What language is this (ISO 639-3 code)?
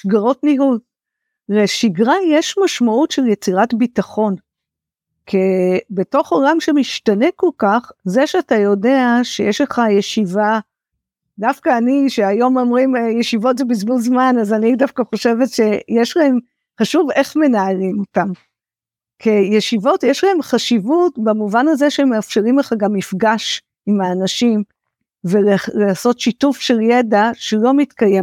heb